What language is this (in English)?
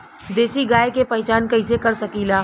Bhojpuri